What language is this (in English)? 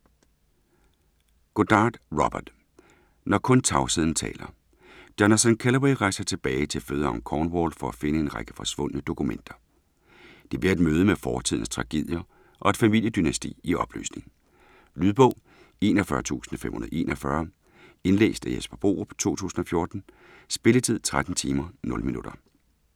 Danish